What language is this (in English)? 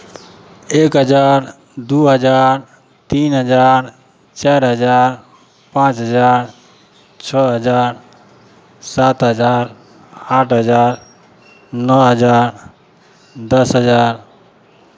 Maithili